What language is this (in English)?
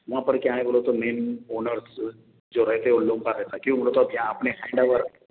Urdu